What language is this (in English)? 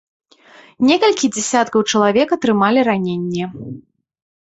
Belarusian